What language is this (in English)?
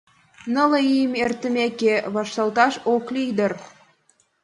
Mari